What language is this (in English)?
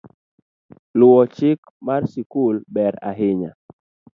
Luo (Kenya and Tanzania)